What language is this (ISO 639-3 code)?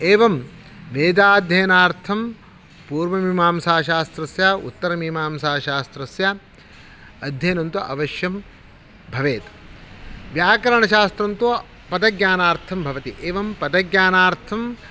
san